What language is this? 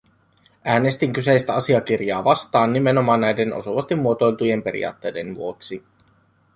Finnish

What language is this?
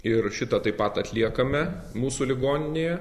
Lithuanian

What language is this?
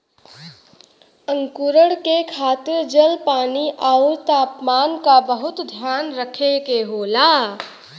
Bhojpuri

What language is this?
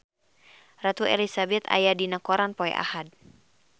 Sundanese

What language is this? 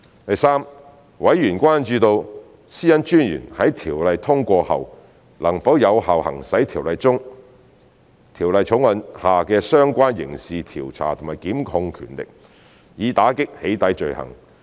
Cantonese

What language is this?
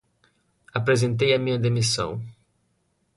Portuguese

